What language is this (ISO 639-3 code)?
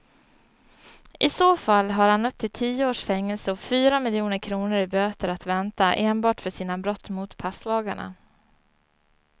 swe